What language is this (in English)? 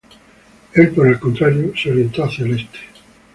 Spanish